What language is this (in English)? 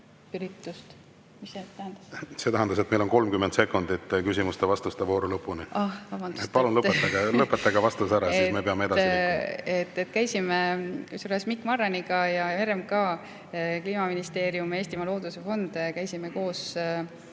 Estonian